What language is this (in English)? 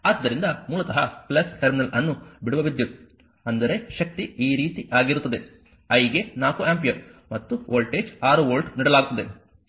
Kannada